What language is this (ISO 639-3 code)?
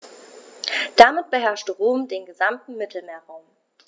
deu